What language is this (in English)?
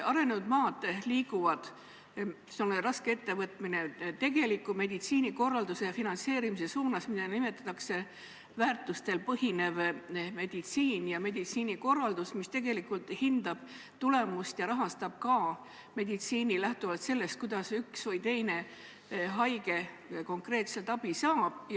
Estonian